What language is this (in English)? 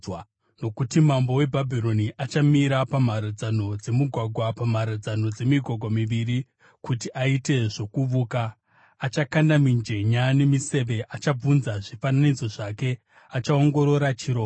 Shona